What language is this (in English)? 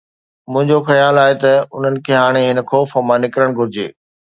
Sindhi